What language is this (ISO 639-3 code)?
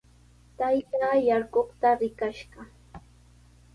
qws